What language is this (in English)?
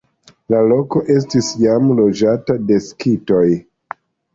Esperanto